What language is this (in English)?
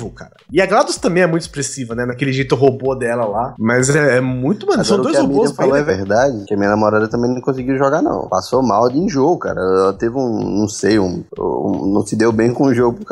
Portuguese